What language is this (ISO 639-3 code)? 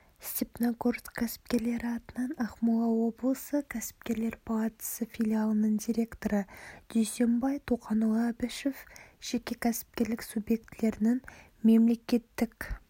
kaz